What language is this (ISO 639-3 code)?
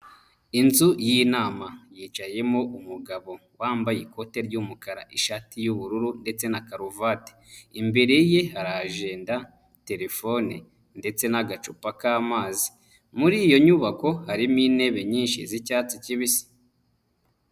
kin